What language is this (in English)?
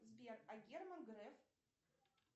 Russian